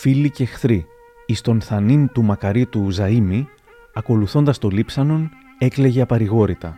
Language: Greek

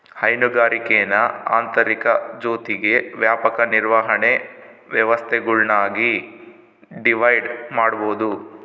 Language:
Kannada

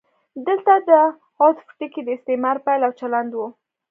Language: Pashto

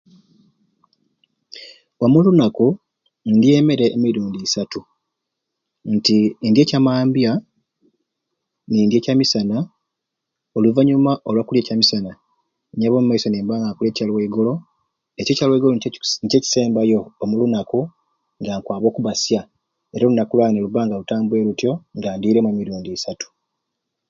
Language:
Ruuli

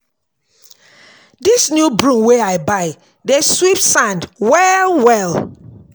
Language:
Nigerian Pidgin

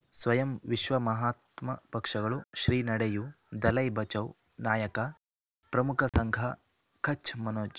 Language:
Kannada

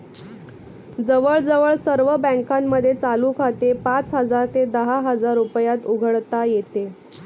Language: Marathi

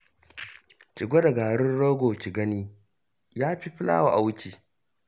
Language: Hausa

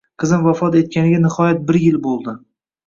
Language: Uzbek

